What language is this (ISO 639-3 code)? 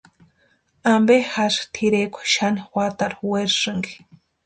pua